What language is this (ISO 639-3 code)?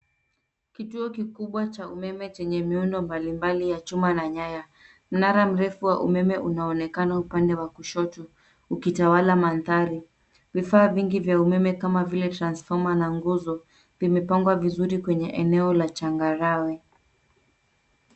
swa